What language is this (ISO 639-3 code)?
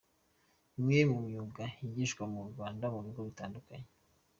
kin